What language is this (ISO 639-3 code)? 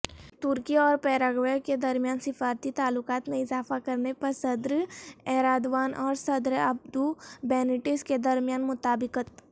urd